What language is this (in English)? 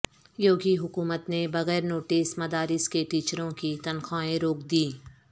Urdu